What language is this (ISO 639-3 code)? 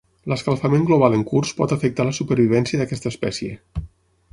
cat